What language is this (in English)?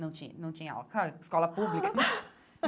Portuguese